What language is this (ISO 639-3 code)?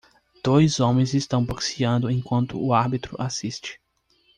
por